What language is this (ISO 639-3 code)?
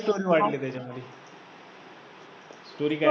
mar